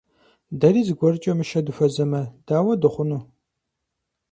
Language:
Kabardian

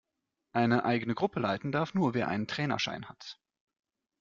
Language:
German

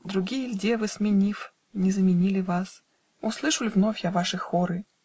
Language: Russian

